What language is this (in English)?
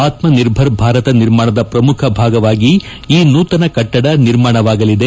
Kannada